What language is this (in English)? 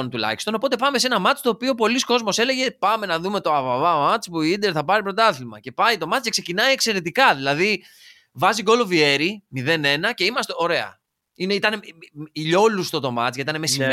Greek